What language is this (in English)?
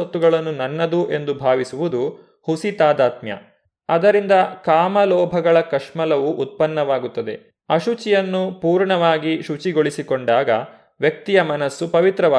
Kannada